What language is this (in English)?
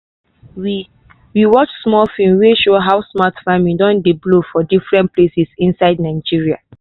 Nigerian Pidgin